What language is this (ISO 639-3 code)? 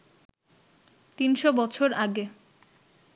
ben